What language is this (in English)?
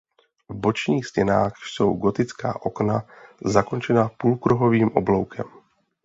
Czech